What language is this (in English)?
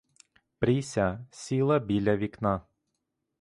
Ukrainian